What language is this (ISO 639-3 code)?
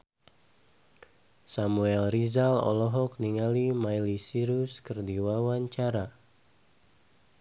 sun